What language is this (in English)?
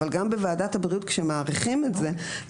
Hebrew